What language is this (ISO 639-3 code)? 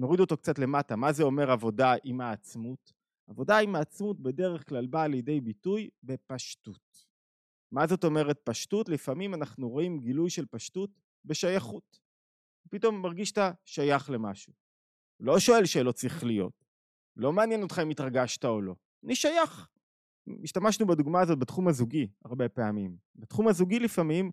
heb